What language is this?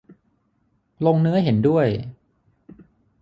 Thai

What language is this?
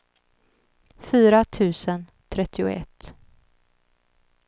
Swedish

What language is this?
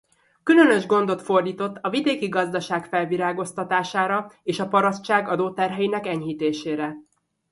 Hungarian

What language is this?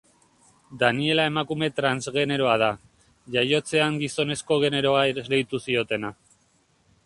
Basque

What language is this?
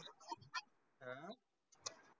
Marathi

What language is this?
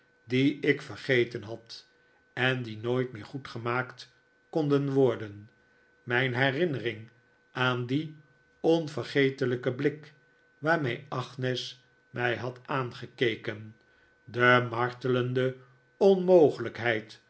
Dutch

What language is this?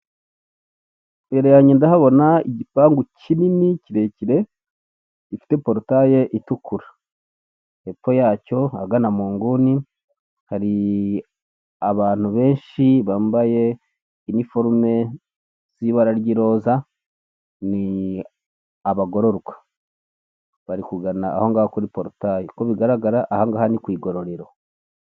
Kinyarwanda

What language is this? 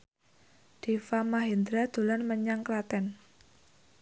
Javanese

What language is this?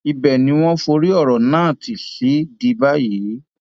Yoruba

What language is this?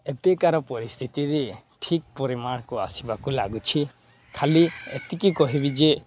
Odia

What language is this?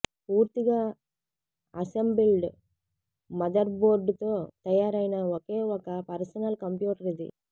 Telugu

